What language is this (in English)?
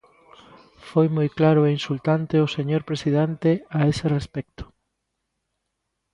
Galician